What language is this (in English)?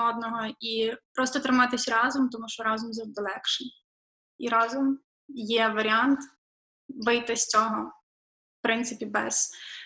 Ukrainian